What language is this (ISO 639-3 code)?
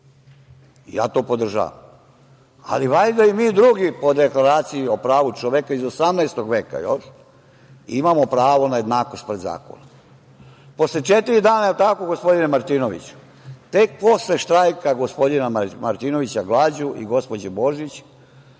srp